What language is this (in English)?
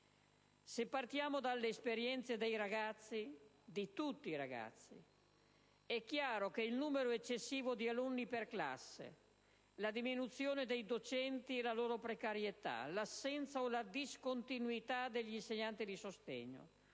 Italian